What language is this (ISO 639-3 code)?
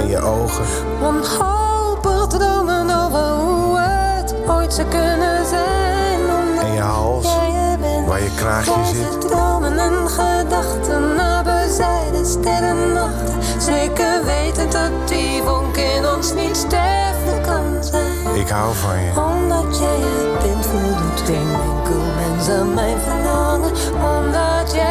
nld